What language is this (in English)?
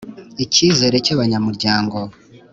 Kinyarwanda